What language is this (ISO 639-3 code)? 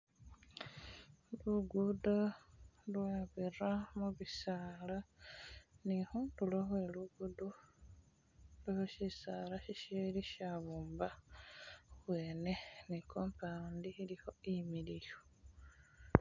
myx